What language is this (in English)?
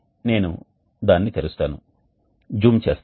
Telugu